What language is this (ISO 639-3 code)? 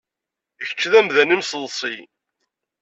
kab